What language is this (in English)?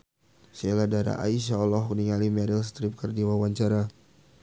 Sundanese